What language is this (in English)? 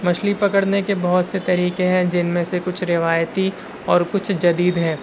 Urdu